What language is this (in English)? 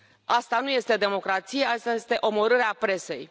Romanian